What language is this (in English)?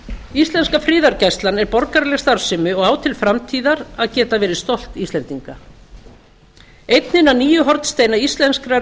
Icelandic